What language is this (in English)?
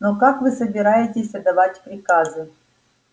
Russian